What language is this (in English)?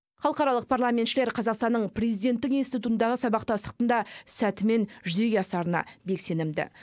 Kazakh